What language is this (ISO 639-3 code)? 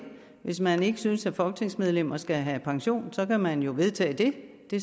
dan